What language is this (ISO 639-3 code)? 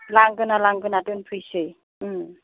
brx